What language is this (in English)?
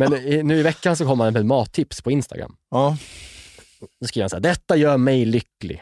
Swedish